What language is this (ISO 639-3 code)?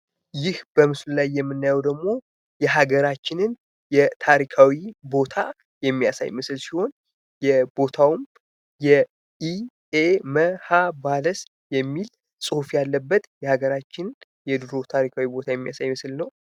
amh